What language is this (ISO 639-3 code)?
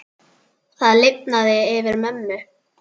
isl